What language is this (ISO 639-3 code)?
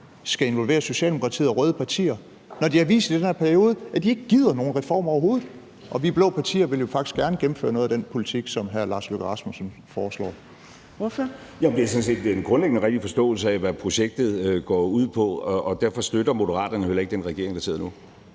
dan